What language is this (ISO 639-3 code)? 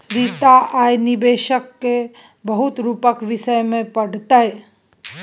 mai